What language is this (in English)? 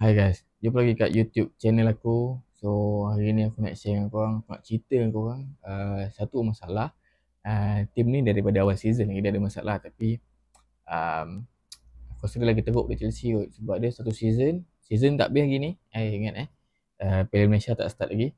Malay